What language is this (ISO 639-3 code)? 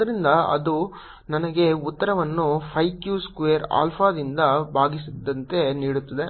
kan